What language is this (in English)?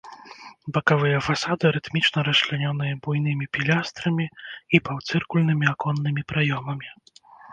Belarusian